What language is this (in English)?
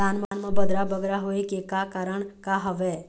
Chhattisgarhi